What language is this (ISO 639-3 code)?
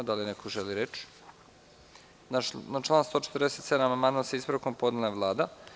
srp